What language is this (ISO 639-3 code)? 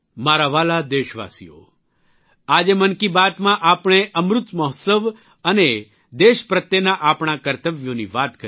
guj